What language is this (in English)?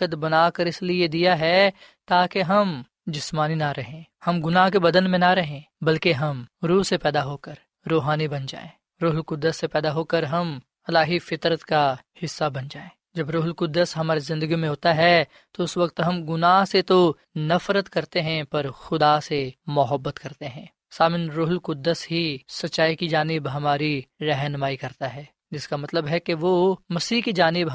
Urdu